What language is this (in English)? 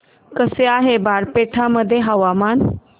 Marathi